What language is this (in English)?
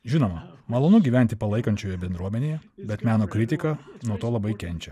Lithuanian